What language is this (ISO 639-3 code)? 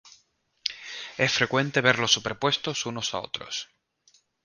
spa